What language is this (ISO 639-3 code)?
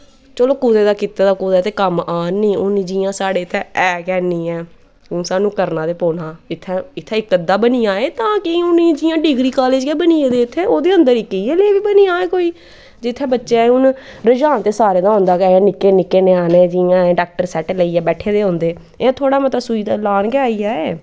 doi